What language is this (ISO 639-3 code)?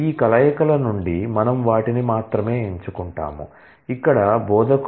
tel